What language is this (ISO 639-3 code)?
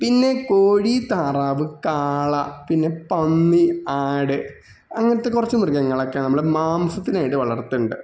mal